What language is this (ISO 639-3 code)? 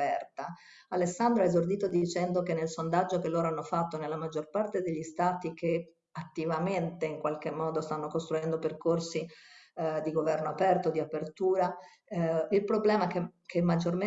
ita